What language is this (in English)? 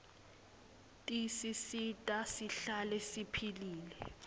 Swati